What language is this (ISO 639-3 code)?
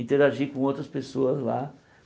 por